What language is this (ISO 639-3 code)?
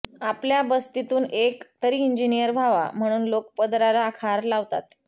mar